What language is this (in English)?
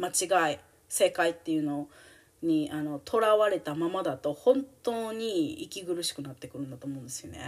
Japanese